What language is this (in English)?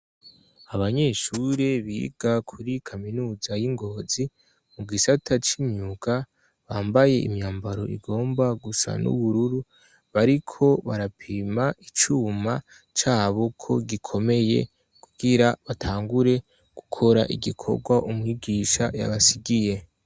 Rundi